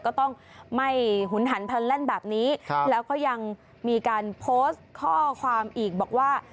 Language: Thai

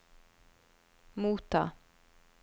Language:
Norwegian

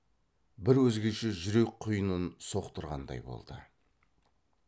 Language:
Kazakh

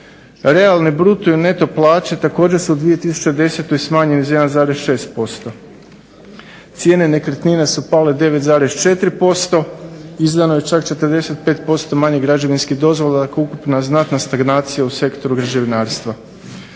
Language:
Croatian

